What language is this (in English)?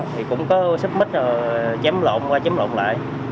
Vietnamese